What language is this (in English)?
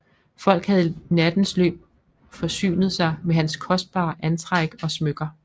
Danish